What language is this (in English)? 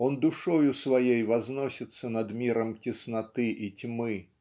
Russian